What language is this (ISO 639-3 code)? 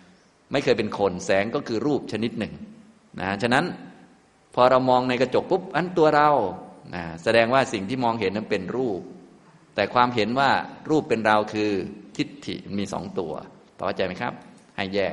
tha